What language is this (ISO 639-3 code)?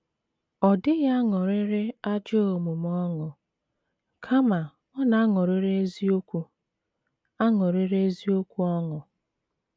ibo